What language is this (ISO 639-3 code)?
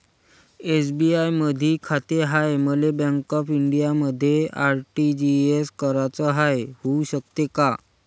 mar